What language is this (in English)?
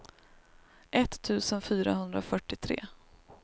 Swedish